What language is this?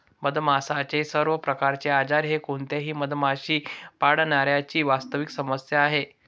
Marathi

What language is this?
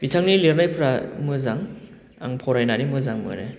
Bodo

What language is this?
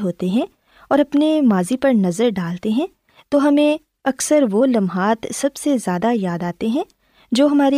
Urdu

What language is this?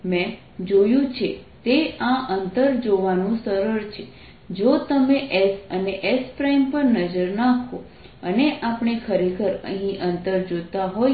Gujarati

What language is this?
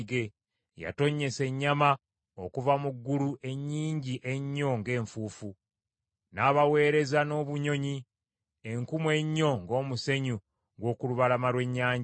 Ganda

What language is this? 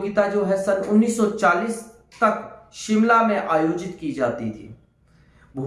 Hindi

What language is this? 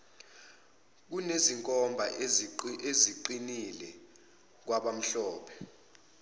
Zulu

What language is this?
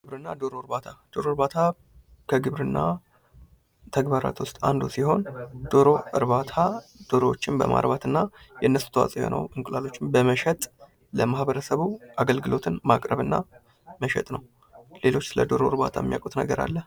Amharic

